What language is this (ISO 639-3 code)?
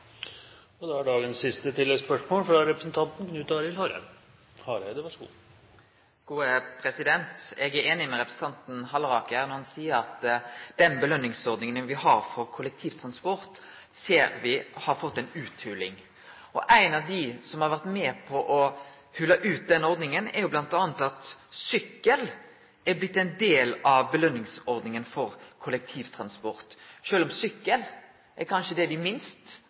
nno